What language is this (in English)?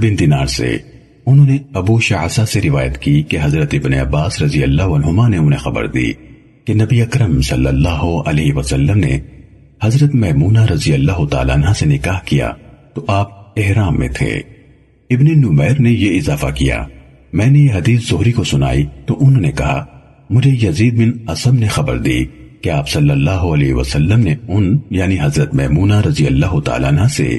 Urdu